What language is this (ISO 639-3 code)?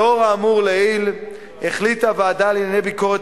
heb